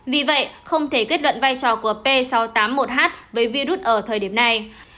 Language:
Vietnamese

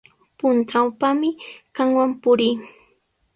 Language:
Sihuas Ancash Quechua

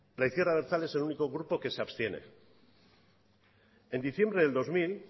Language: Spanish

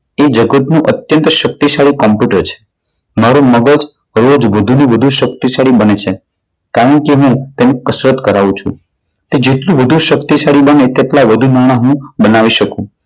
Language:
Gujarati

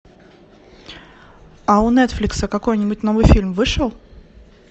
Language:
Russian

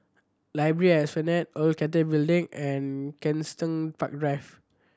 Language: English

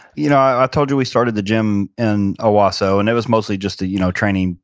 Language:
English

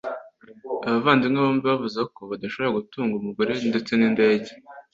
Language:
Kinyarwanda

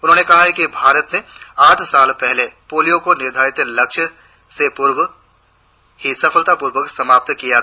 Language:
Hindi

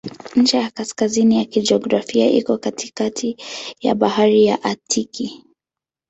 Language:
Swahili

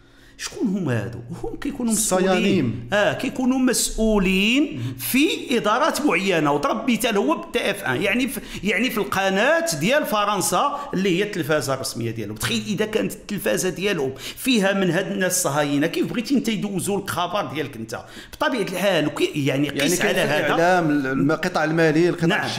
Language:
Arabic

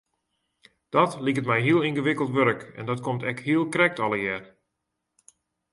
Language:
Western Frisian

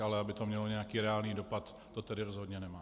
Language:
Czech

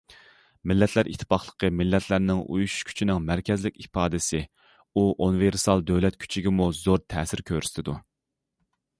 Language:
Uyghur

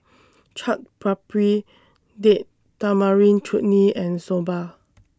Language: English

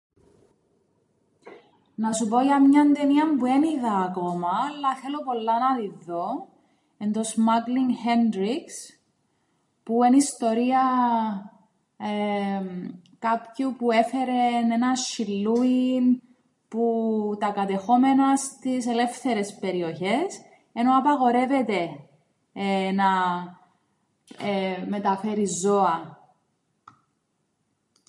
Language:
Greek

